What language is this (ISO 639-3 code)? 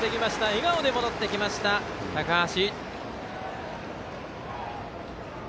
jpn